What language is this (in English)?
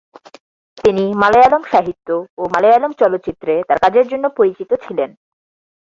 Bangla